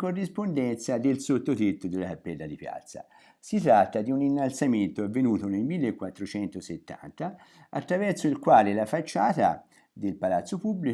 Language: Italian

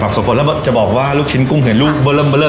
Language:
Thai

